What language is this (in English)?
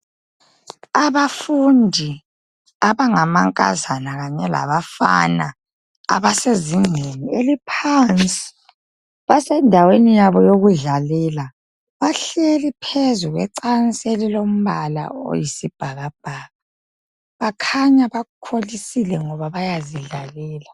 North Ndebele